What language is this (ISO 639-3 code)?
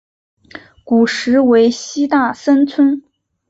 zho